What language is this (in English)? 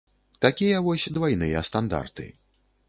Belarusian